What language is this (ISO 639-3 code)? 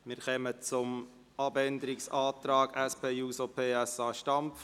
gsw